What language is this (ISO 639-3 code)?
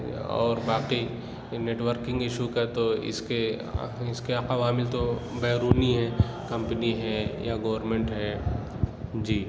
urd